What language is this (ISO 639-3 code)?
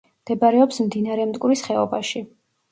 kat